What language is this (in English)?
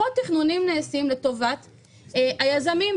Hebrew